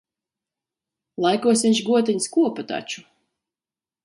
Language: Latvian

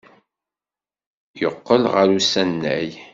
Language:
Kabyle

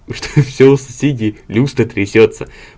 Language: Russian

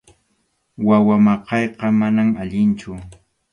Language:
Arequipa-La Unión Quechua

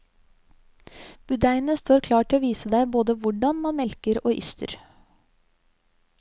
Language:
Norwegian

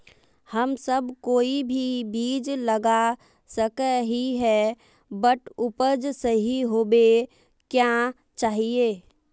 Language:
Magahi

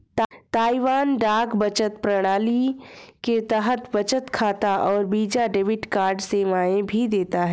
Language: Hindi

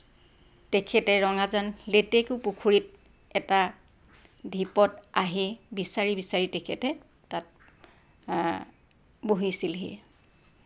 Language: Assamese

